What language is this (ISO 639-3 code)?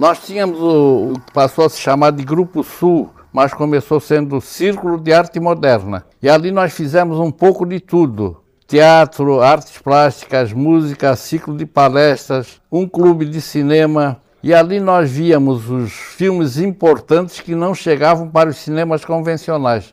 por